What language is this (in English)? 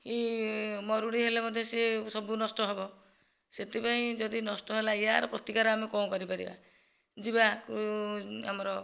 Odia